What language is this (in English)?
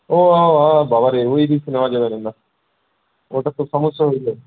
Bangla